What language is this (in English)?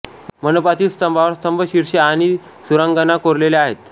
Marathi